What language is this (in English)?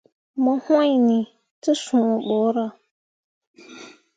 Mundang